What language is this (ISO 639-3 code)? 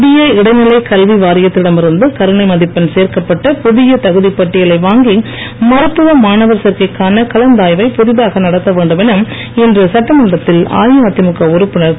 tam